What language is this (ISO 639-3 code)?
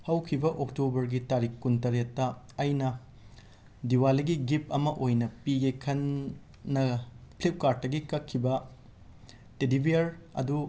mni